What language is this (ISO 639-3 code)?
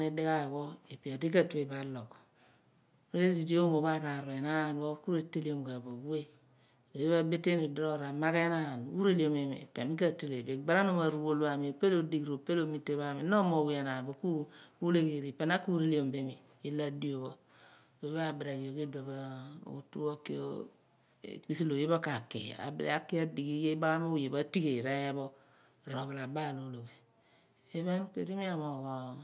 abn